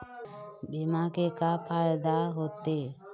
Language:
Chhattisgarhi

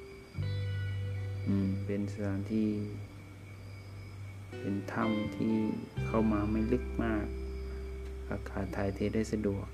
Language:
Thai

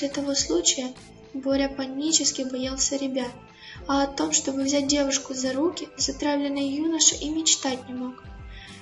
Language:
Russian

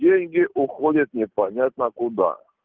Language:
Russian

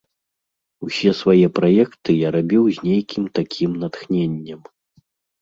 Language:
Belarusian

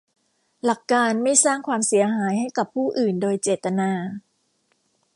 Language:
Thai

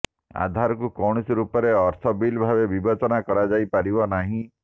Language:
Odia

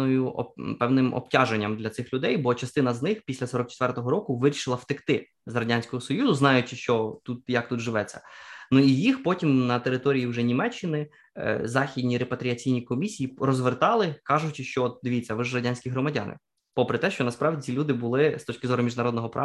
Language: Ukrainian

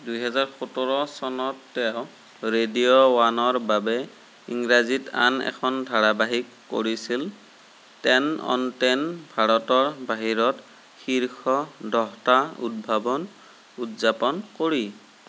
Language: Assamese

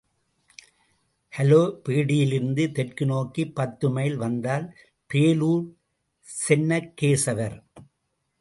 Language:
Tamil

